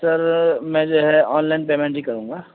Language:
Urdu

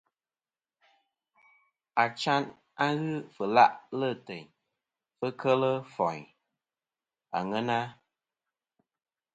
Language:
Kom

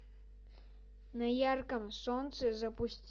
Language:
Russian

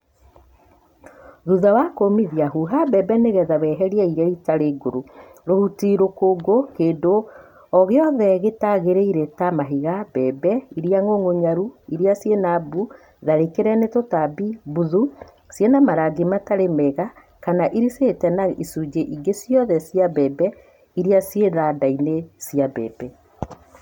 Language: Kikuyu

